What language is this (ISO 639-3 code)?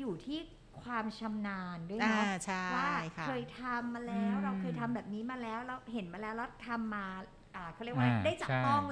tha